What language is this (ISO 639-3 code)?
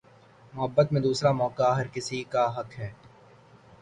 urd